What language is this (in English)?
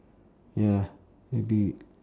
English